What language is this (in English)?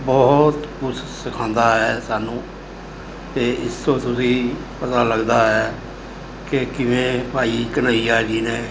Punjabi